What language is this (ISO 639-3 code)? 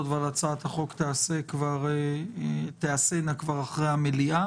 heb